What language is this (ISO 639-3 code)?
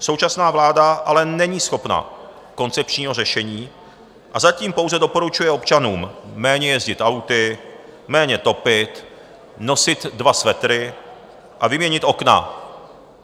ces